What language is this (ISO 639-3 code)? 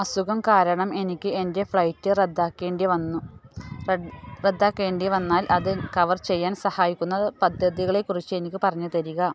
mal